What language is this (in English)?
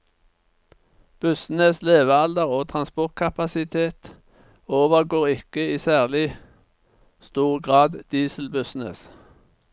Norwegian